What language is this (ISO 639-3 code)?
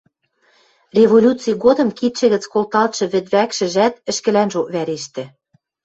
mrj